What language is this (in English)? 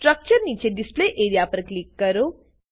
Gujarati